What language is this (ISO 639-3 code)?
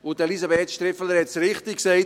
gsw